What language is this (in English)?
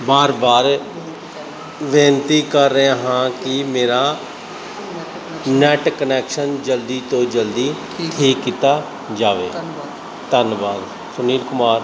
Punjabi